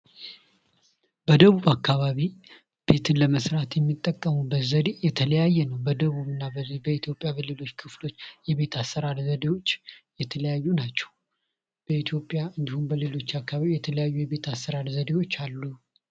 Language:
Amharic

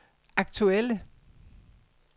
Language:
Danish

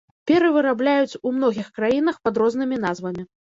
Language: Belarusian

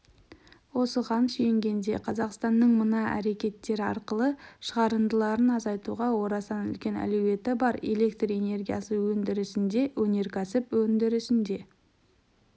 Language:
Kazakh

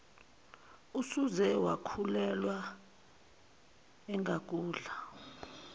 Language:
Zulu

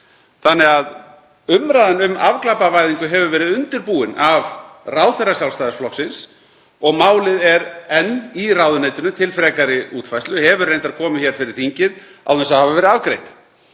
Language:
Icelandic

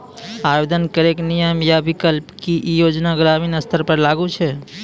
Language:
Maithili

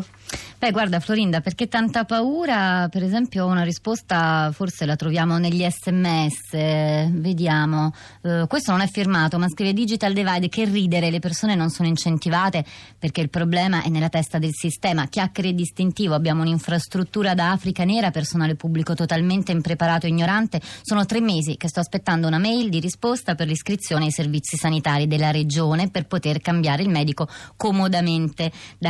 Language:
Italian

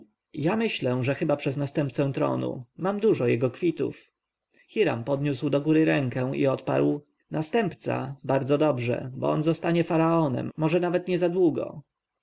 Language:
Polish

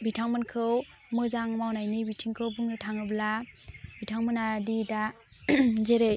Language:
Bodo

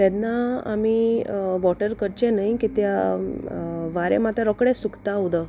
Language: Konkani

